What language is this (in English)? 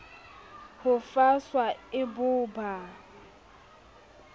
Southern Sotho